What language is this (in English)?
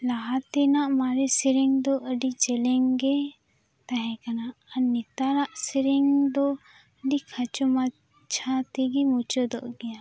Santali